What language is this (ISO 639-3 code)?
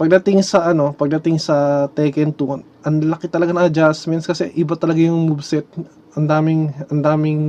fil